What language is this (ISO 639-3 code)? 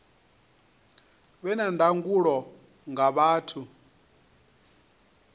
ven